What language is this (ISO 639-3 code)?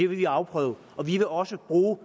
dan